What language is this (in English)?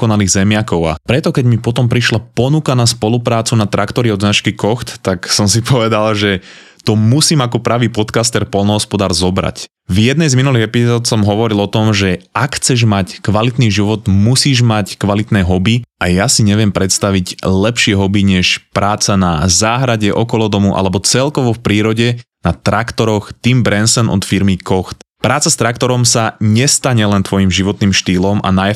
Slovak